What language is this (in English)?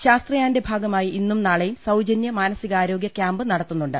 Malayalam